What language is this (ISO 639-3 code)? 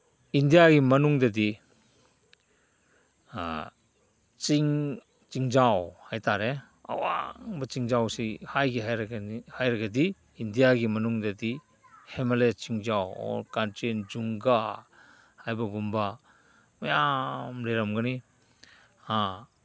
mni